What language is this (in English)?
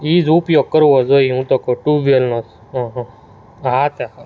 Gujarati